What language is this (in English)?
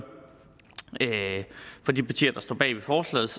Danish